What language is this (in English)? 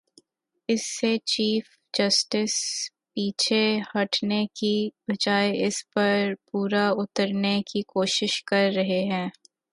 Urdu